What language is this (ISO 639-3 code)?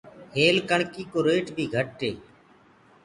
ggg